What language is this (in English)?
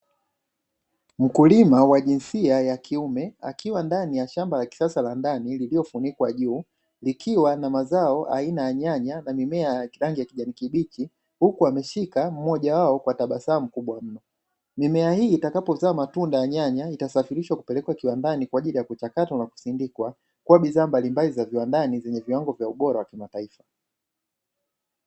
Swahili